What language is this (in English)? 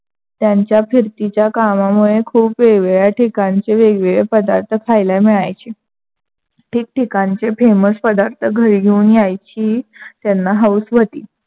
Marathi